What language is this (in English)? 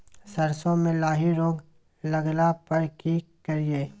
Maithili